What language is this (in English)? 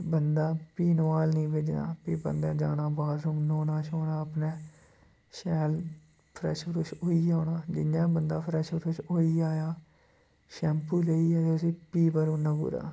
Dogri